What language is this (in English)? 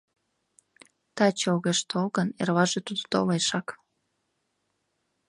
Mari